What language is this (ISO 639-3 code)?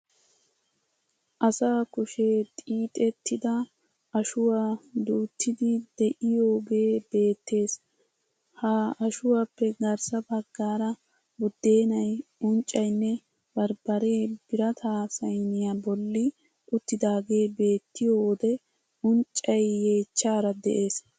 wal